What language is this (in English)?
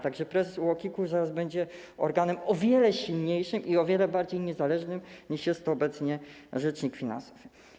Polish